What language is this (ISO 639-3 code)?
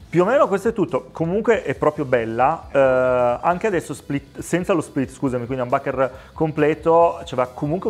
ita